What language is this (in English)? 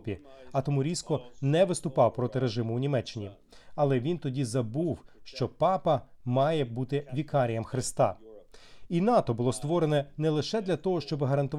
Ukrainian